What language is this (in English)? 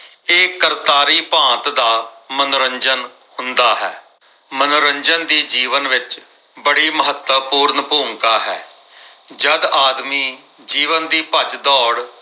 Punjabi